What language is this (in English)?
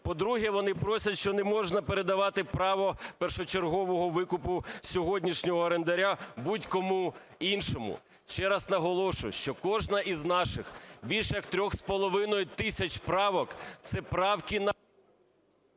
Ukrainian